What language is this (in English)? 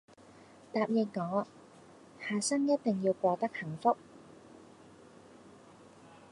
Cantonese